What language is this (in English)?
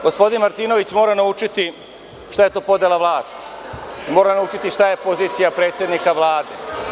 Serbian